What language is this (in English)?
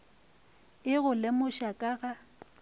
Northern Sotho